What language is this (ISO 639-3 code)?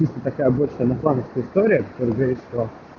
rus